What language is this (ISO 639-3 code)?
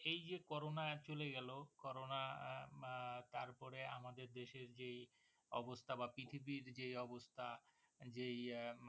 ben